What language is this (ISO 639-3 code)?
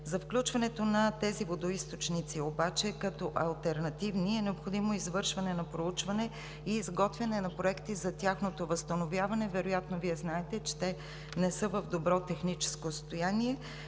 bul